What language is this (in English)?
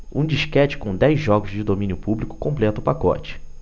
Portuguese